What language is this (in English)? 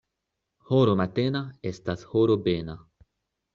Esperanto